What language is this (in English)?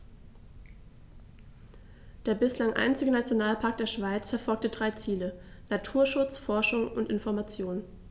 German